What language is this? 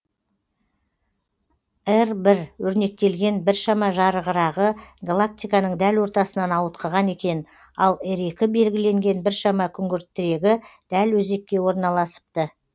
Kazakh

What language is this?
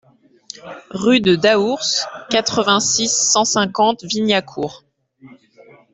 French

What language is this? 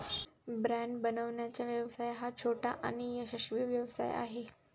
Marathi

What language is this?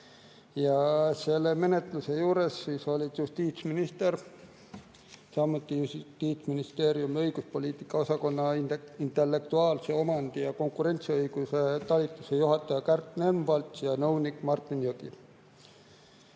Estonian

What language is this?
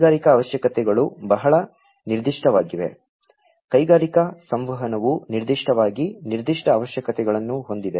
Kannada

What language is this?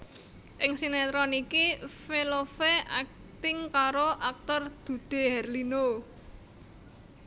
Javanese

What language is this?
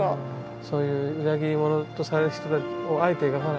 Japanese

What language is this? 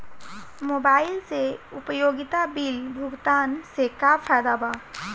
Bhojpuri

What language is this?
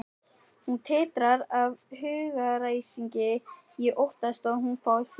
Icelandic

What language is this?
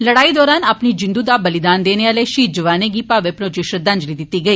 Dogri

